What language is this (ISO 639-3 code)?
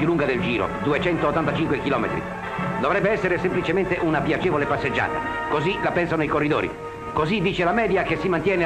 ita